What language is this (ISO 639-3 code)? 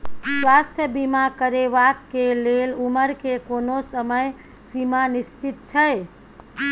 mai